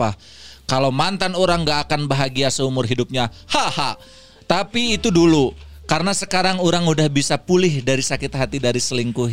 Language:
Indonesian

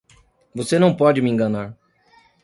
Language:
Portuguese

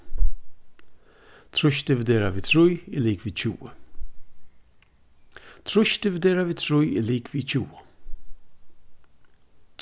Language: Faroese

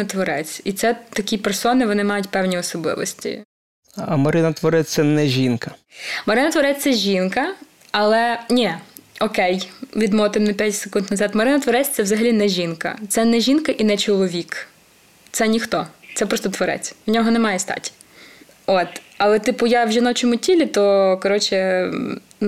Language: Ukrainian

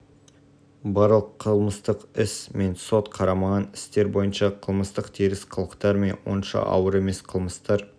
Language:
Kazakh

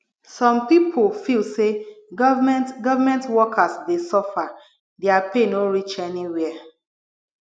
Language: Nigerian Pidgin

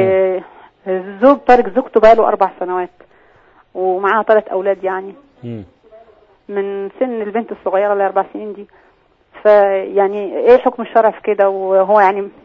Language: Arabic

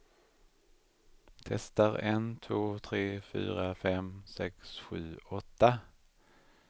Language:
Swedish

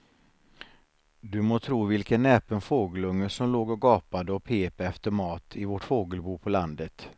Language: Swedish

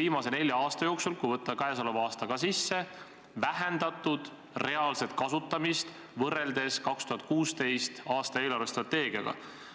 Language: Estonian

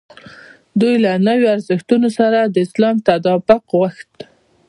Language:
Pashto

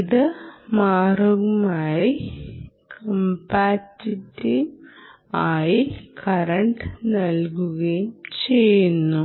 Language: Malayalam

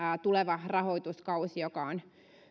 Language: Finnish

